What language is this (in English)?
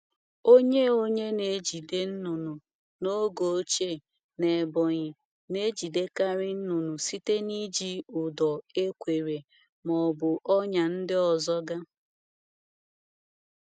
Igbo